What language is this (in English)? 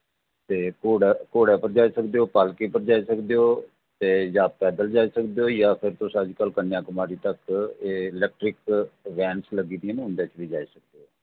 Dogri